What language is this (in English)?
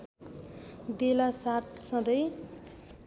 Nepali